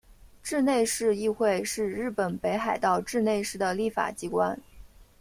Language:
Chinese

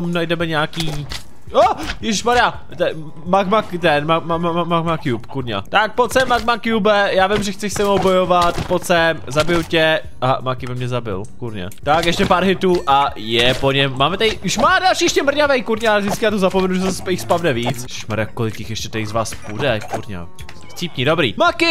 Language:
Czech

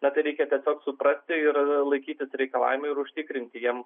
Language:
Lithuanian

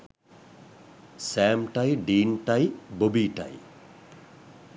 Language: Sinhala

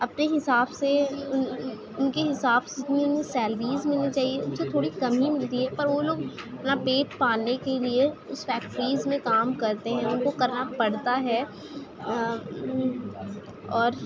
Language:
Urdu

